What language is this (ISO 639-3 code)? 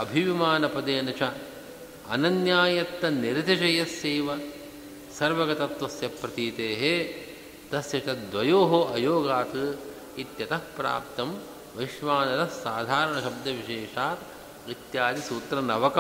kan